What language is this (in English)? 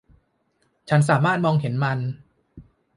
Thai